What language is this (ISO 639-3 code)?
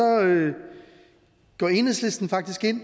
dan